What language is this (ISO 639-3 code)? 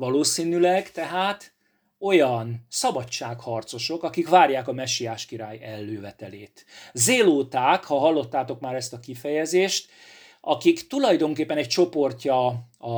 hun